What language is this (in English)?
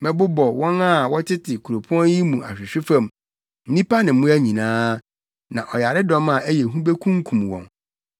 Akan